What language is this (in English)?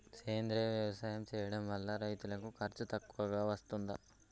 Telugu